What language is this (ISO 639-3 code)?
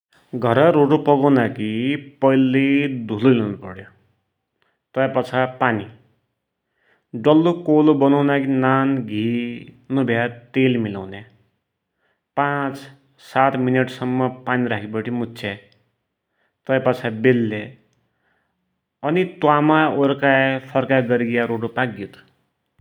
dty